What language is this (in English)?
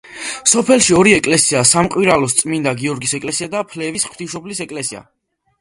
Georgian